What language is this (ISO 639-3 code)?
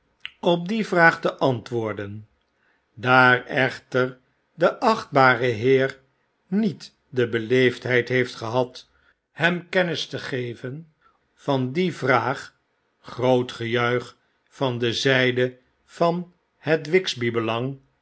nld